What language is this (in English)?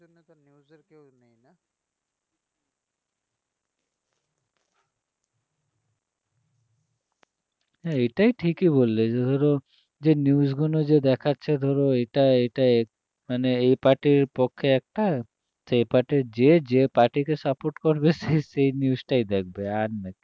Bangla